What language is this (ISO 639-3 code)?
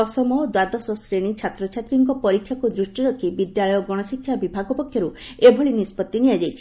ori